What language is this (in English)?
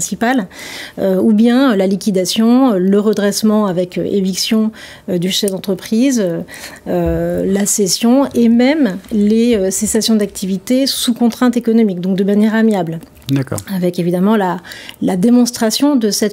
French